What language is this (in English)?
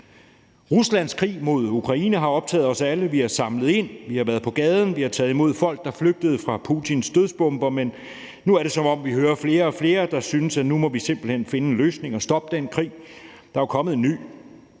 Danish